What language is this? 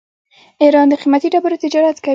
Pashto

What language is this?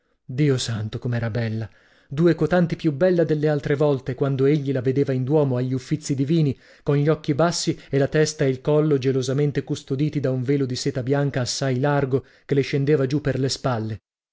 Italian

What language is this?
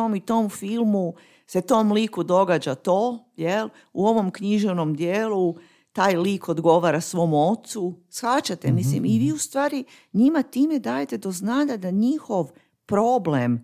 Croatian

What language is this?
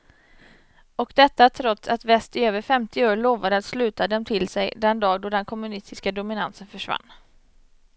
Swedish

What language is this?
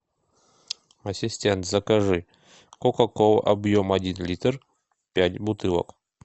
Russian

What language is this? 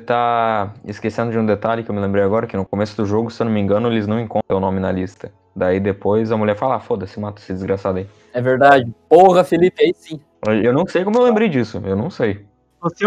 Portuguese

